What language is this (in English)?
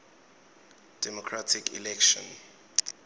Swati